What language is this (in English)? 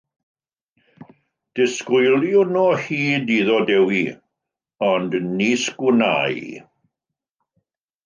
Welsh